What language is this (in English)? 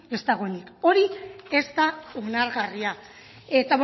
Basque